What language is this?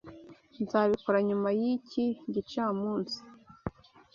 Kinyarwanda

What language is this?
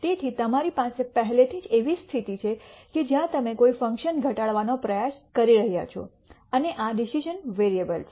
Gujarati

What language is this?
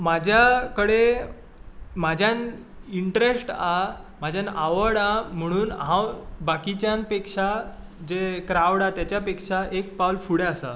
Konkani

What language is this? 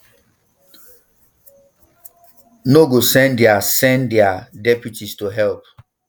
Nigerian Pidgin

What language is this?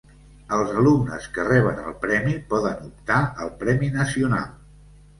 Catalan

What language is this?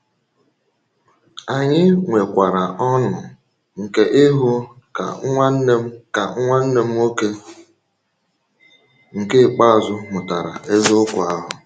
Igbo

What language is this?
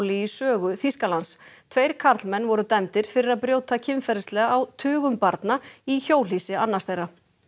Icelandic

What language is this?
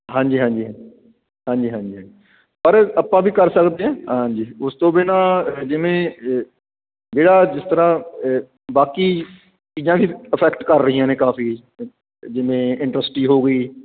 Punjabi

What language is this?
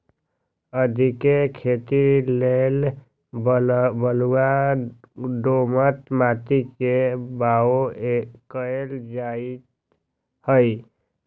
Magahi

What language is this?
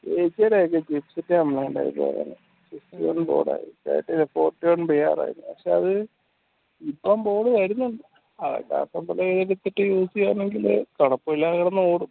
Malayalam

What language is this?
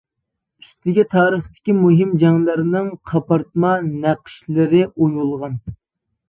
Uyghur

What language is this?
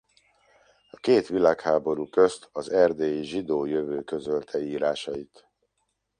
Hungarian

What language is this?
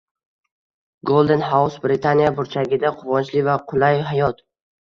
Uzbek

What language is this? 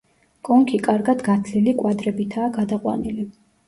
Georgian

